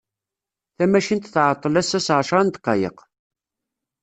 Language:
Kabyle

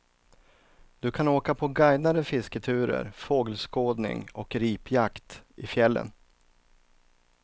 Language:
Swedish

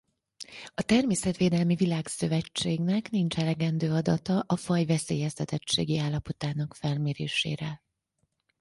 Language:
Hungarian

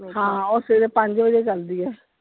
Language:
Punjabi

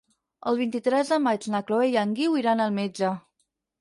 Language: Catalan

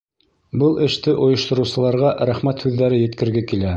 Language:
Bashkir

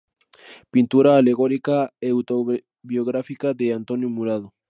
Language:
Spanish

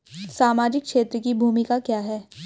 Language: Hindi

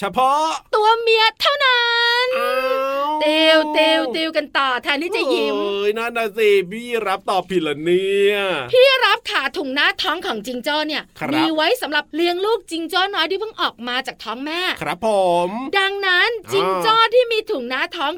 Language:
Thai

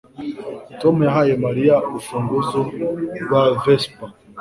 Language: Kinyarwanda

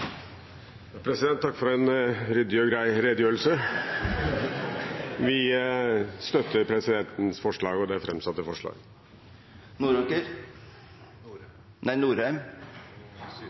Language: Norwegian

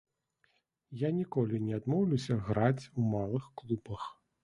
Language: Belarusian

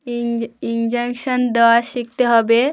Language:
Bangla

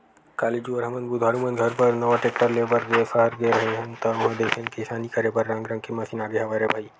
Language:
Chhattisgarhi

